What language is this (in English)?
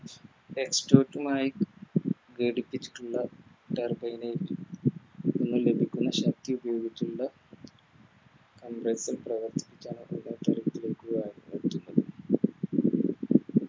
Malayalam